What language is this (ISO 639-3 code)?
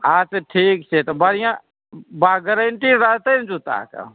mai